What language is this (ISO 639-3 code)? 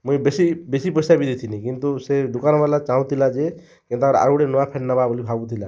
ori